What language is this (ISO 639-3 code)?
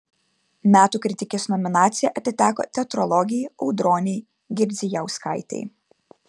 lit